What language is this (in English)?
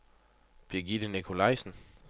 Danish